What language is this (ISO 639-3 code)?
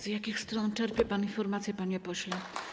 pol